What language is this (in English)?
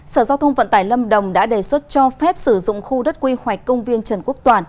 Vietnamese